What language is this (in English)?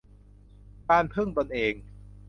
Thai